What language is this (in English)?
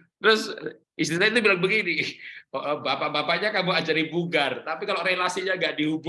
Indonesian